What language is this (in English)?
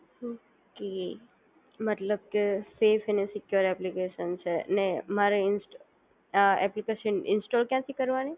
Gujarati